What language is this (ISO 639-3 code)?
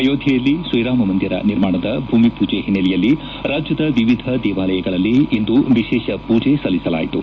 kan